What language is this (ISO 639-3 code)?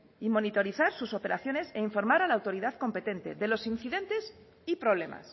spa